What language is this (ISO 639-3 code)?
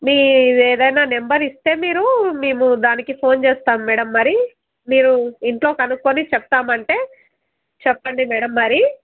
tel